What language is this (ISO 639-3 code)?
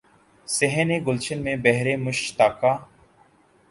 urd